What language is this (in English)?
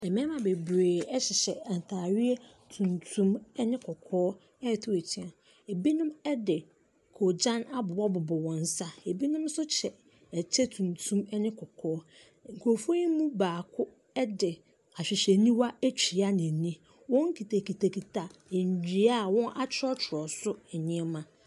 Akan